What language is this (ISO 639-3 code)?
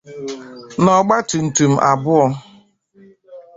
ibo